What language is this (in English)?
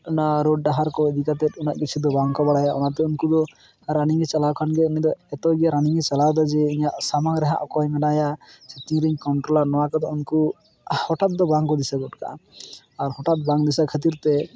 Santali